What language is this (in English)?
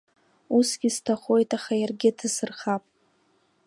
Abkhazian